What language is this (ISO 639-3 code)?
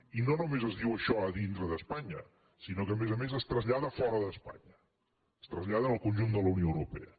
cat